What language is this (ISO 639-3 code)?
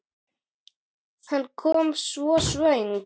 isl